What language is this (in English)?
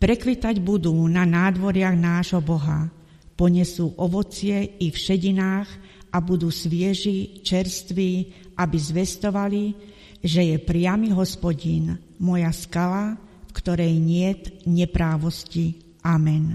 Slovak